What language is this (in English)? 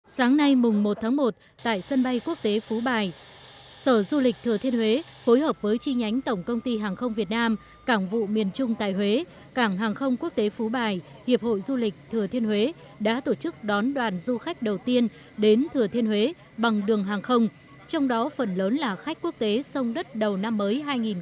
Vietnamese